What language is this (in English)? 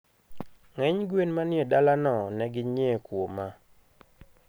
Luo (Kenya and Tanzania)